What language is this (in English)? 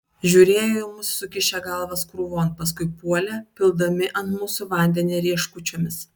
Lithuanian